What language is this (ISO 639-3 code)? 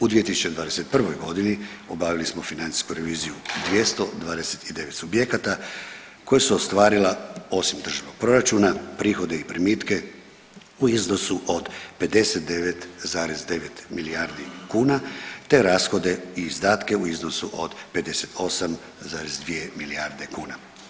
hrv